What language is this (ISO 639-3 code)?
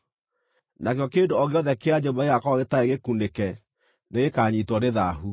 kik